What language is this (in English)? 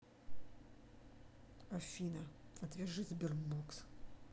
Russian